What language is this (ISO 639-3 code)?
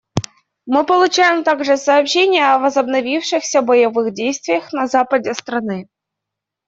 rus